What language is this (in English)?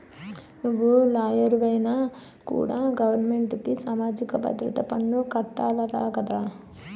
Telugu